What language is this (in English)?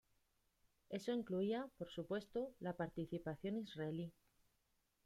Spanish